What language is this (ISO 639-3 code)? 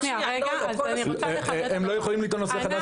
heb